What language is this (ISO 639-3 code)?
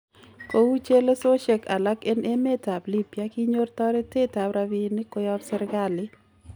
kln